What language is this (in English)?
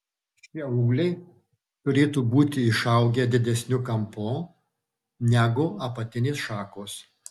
Lithuanian